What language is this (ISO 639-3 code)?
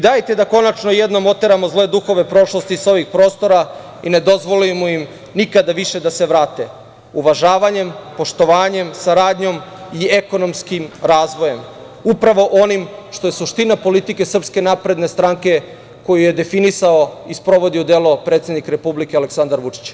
srp